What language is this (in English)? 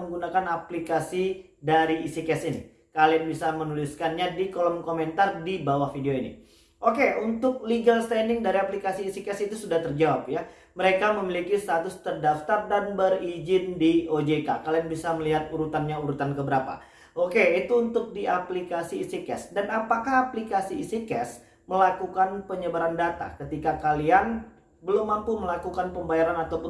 Indonesian